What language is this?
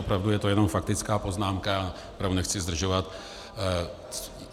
Czech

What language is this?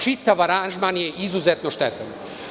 Serbian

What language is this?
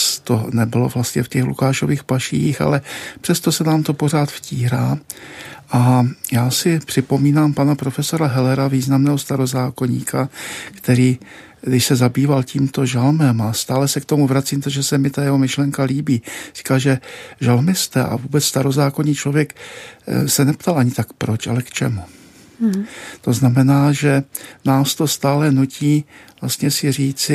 Czech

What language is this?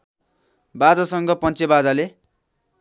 Nepali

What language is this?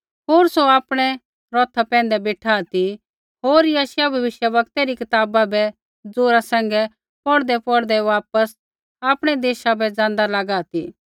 Kullu Pahari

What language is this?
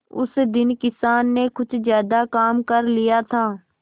Hindi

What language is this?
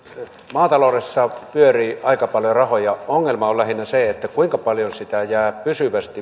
Finnish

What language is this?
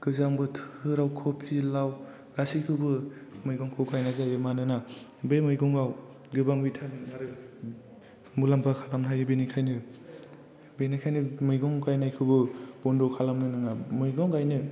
Bodo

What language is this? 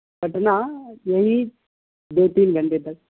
Urdu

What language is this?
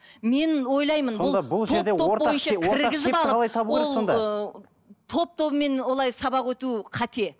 Kazakh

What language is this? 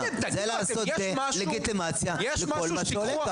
Hebrew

